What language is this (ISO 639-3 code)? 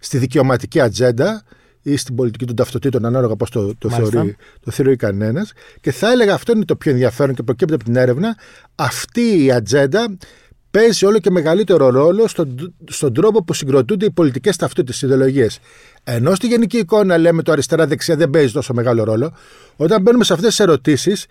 ell